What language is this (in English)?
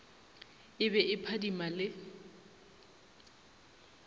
Northern Sotho